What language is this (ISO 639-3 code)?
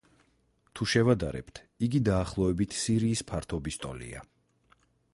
kat